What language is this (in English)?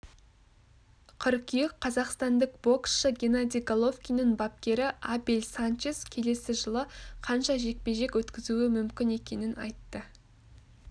Kazakh